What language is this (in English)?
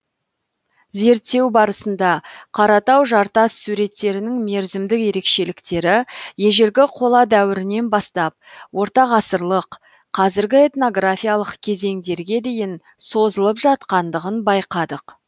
Kazakh